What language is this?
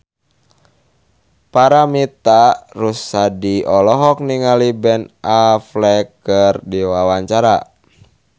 Sundanese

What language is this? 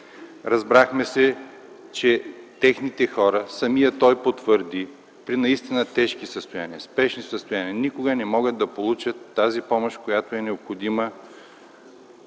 Bulgarian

